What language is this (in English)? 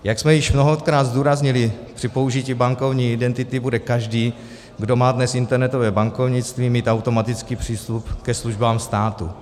Czech